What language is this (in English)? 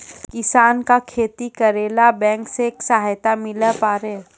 Maithili